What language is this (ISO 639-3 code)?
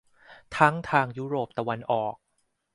tha